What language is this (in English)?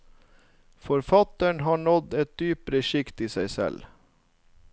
Norwegian